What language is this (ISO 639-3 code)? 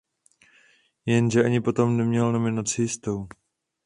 ces